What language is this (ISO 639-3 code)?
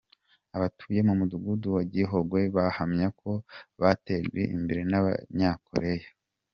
kin